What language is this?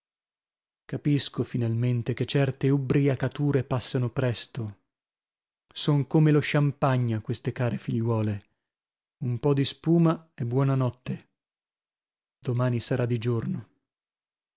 Italian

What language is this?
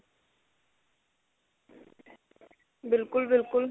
Punjabi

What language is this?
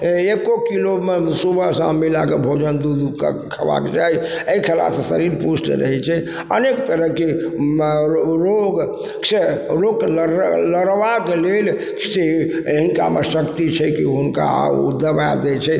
Maithili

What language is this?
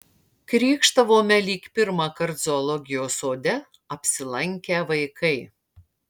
Lithuanian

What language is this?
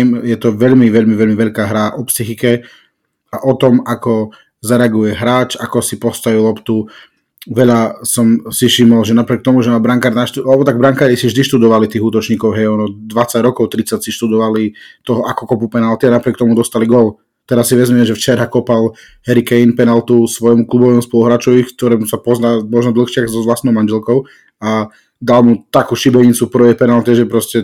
Slovak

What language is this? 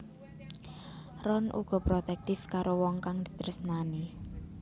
Javanese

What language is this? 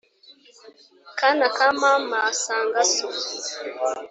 Kinyarwanda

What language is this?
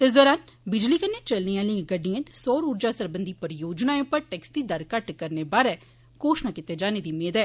Dogri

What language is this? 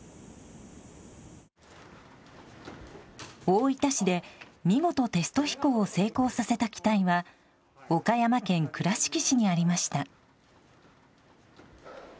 Japanese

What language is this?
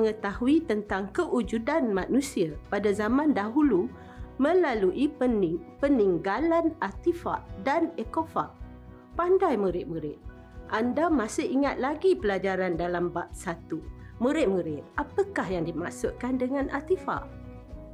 Malay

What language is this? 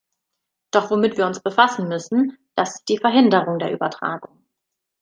German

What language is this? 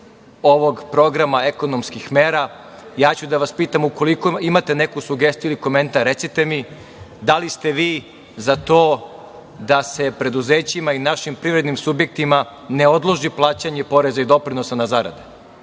Serbian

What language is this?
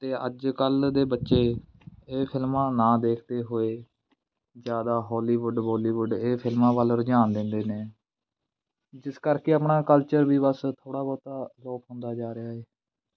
Punjabi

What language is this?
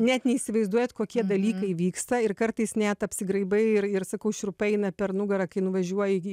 Lithuanian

